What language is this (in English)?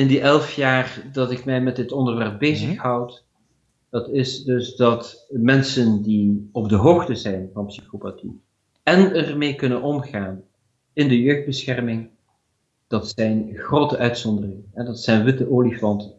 Dutch